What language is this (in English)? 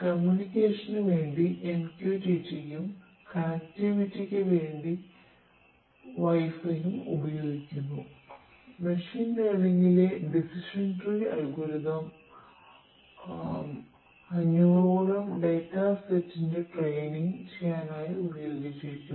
Malayalam